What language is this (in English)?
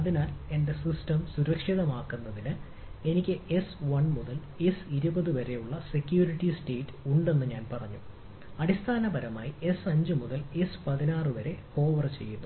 Malayalam